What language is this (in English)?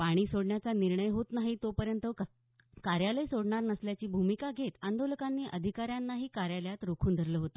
Marathi